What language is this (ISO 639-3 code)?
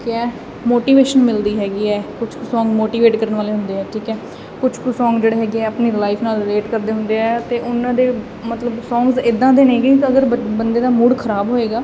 pan